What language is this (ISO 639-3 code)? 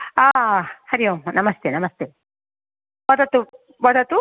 san